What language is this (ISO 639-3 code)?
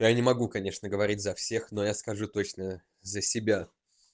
rus